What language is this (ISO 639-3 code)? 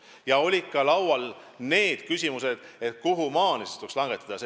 est